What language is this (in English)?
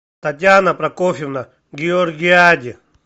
Russian